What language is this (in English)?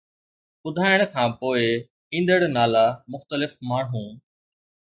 Sindhi